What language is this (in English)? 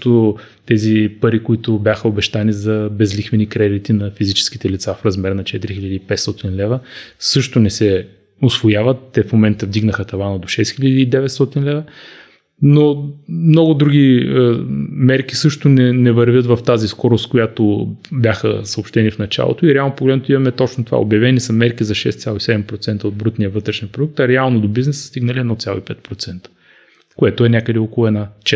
Bulgarian